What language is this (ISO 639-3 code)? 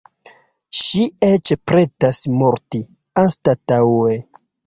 epo